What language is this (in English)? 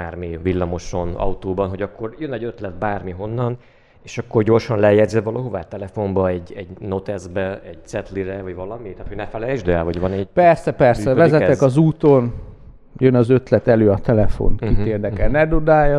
Hungarian